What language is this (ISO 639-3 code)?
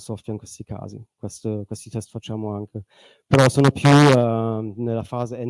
ita